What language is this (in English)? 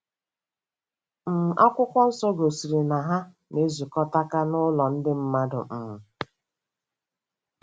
Igbo